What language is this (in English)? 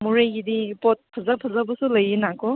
Manipuri